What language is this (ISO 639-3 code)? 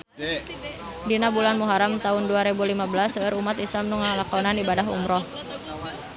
sun